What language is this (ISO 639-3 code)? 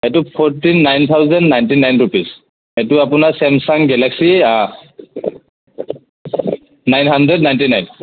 asm